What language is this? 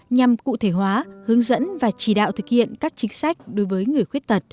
Vietnamese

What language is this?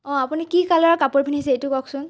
Assamese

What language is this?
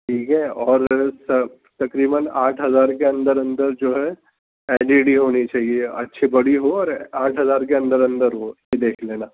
Urdu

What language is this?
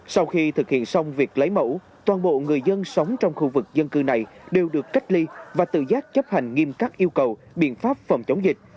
Vietnamese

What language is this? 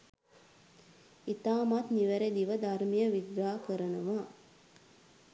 Sinhala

